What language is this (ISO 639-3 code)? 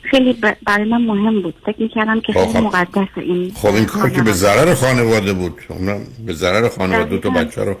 fas